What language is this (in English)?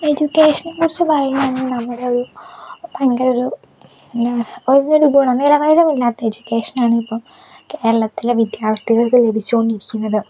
Malayalam